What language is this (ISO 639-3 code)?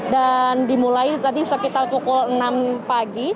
ind